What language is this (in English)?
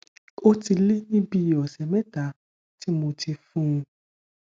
Yoruba